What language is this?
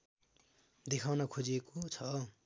Nepali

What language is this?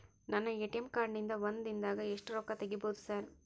Kannada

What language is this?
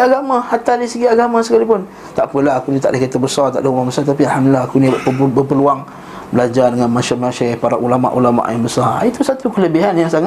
Malay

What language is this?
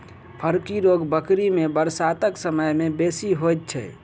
Maithili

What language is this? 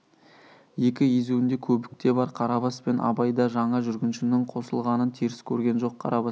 Kazakh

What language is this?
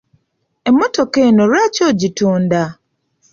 Ganda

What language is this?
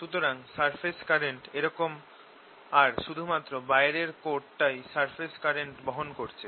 Bangla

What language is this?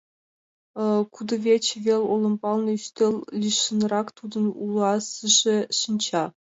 Mari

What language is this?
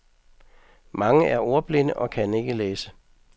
Danish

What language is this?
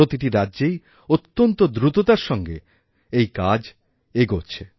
Bangla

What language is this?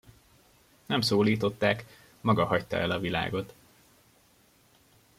Hungarian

